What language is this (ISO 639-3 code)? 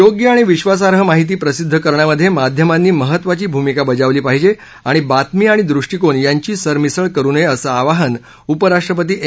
mar